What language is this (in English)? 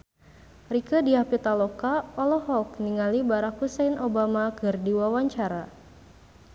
Sundanese